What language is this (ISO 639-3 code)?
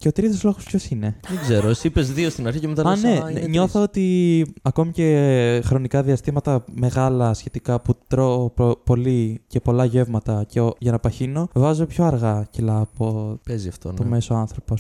ell